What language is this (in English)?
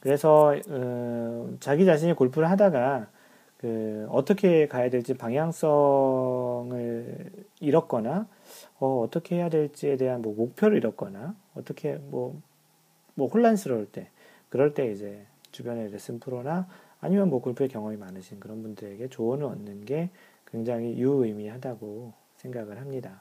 Korean